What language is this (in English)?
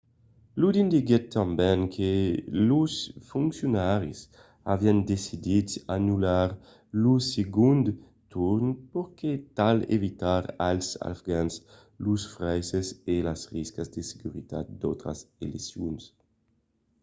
Occitan